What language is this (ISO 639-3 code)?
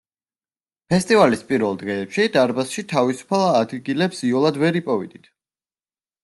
kat